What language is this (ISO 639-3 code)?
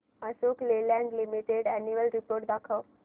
mar